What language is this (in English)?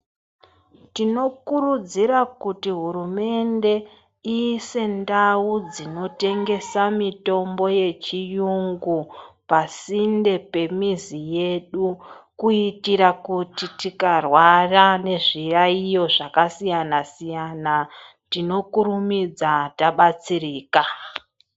Ndau